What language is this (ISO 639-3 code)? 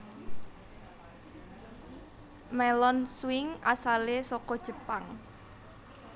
jav